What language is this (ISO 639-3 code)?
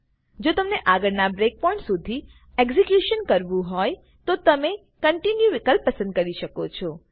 guj